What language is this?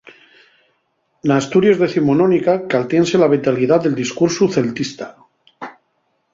Asturian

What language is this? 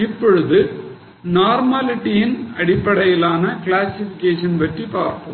Tamil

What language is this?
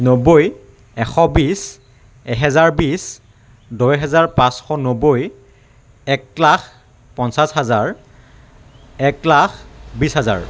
Assamese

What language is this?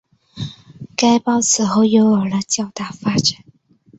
Chinese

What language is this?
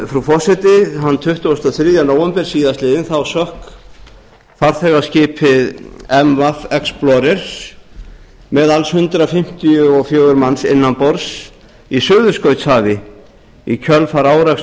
Icelandic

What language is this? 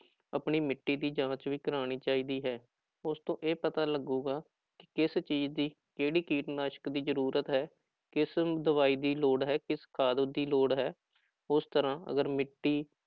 Punjabi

